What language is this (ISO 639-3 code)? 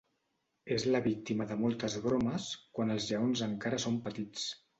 cat